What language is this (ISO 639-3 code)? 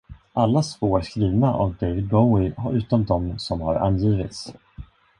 swe